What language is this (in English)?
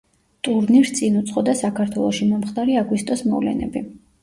Georgian